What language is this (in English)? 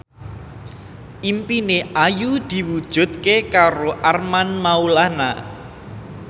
Javanese